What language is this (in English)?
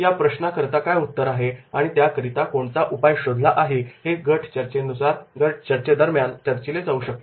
Marathi